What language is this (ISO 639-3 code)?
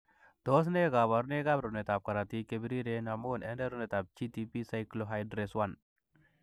kln